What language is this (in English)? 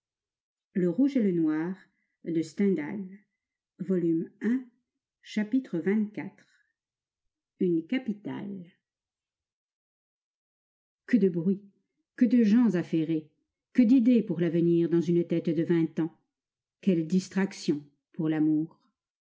French